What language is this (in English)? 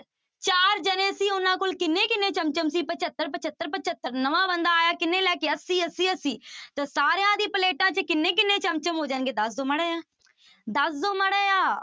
Punjabi